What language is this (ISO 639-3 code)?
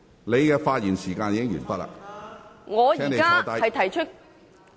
yue